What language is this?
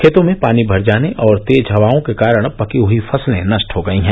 Hindi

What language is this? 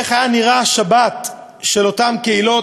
Hebrew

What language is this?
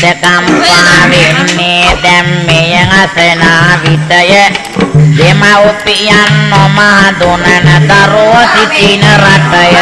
Sinhala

